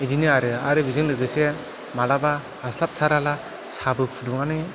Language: Bodo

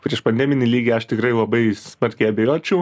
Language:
Lithuanian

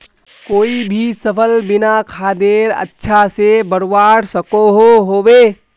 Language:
Magahi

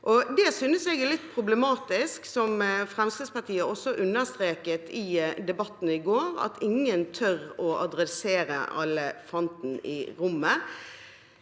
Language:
Norwegian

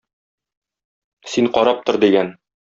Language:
Tatar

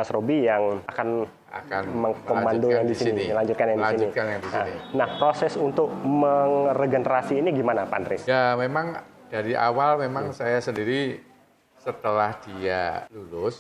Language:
Indonesian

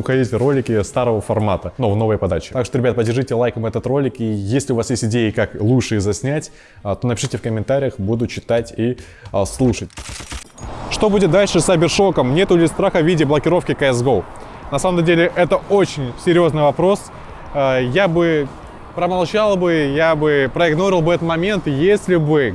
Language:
Russian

